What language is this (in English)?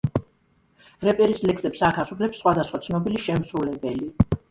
Georgian